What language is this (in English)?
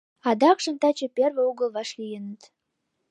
Mari